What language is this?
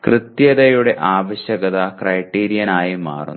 Malayalam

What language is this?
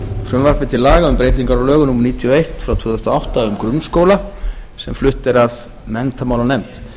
Icelandic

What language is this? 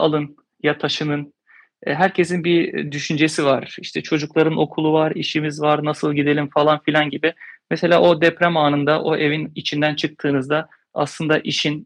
Turkish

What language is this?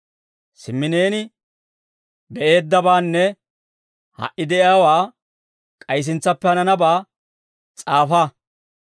Dawro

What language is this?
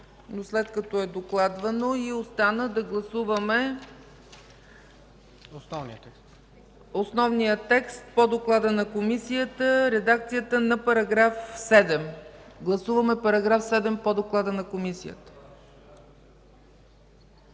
Bulgarian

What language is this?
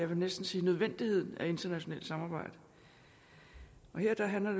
Danish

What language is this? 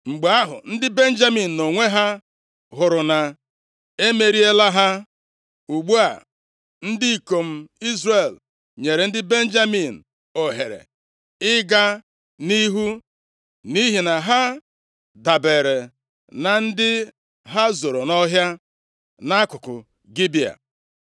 Igbo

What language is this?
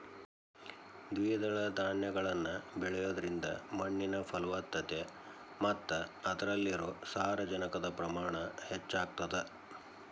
Kannada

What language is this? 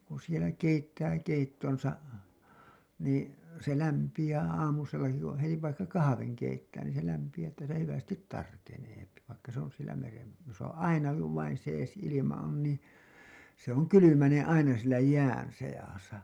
Finnish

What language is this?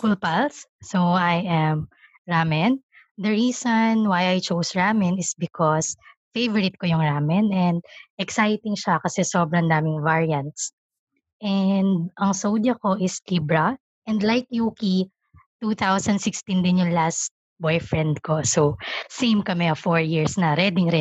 Filipino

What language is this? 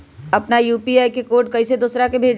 Magahi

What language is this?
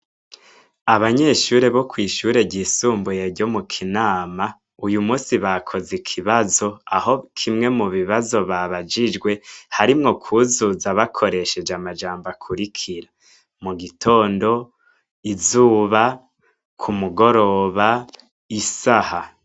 Rundi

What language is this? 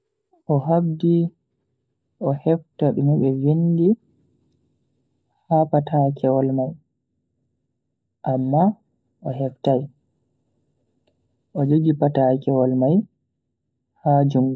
Bagirmi Fulfulde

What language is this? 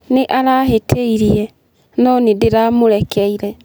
Kikuyu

